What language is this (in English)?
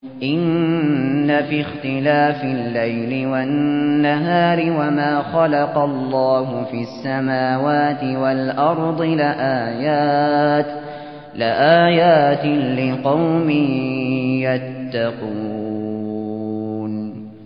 Arabic